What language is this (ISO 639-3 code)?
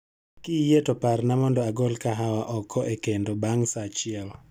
luo